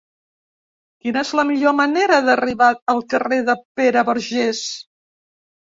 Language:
Catalan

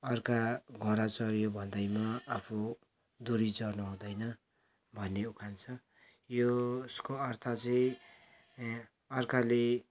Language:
Nepali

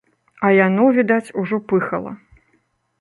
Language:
Belarusian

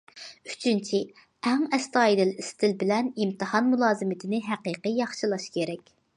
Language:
Uyghur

